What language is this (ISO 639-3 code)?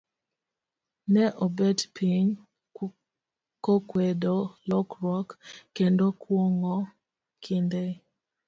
luo